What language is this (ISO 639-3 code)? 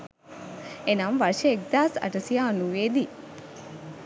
sin